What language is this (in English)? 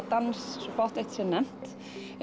Icelandic